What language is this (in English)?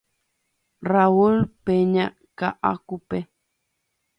Guarani